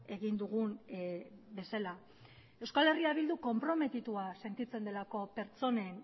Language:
Basque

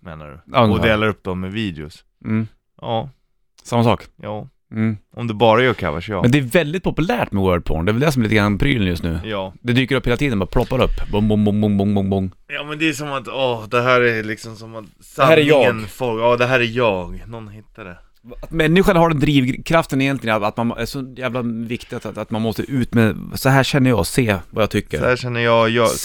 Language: Swedish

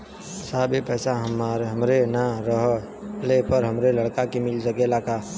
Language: Bhojpuri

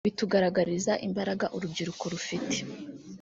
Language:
Kinyarwanda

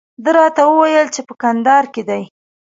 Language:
Pashto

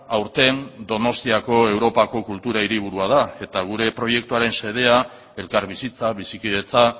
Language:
Basque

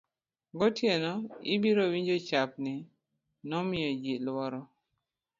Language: Luo (Kenya and Tanzania)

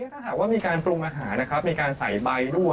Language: Thai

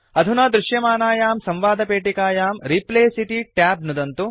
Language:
Sanskrit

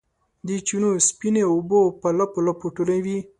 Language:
Pashto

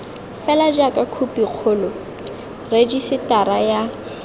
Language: Tswana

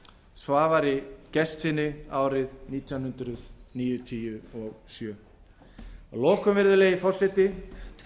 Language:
Icelandic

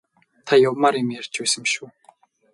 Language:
Mongolian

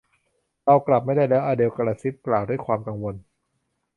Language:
Thai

